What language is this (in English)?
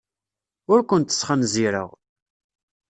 Kabyle